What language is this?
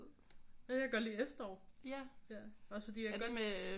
Danish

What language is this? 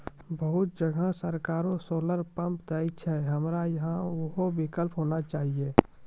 Maithili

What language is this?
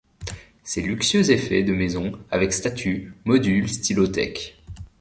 French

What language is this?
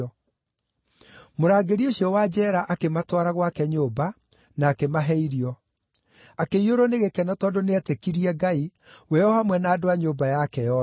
Kikuyu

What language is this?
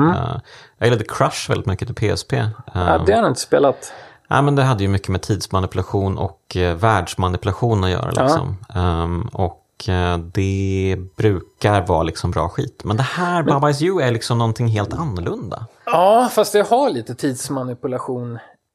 Swedish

